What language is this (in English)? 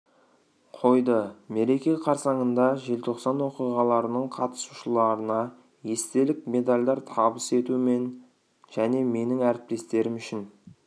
Kazakh